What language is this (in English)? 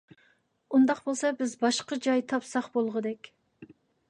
Uyghur